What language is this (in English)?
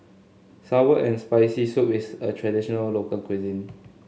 English